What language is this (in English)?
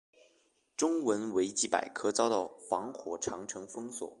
Chinese